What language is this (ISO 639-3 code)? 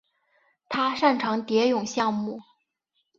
zho